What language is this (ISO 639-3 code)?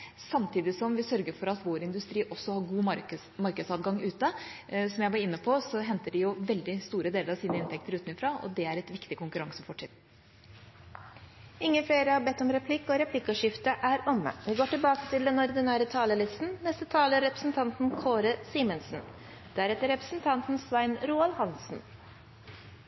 nob